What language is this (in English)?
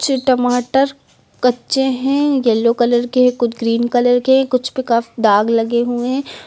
Hindi